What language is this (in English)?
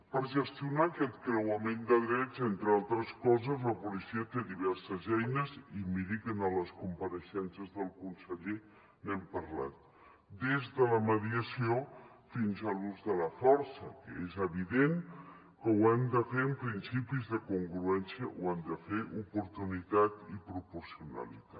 Catalan